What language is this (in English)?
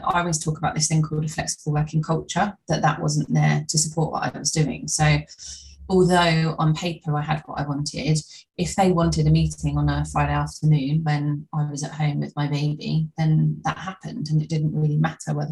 English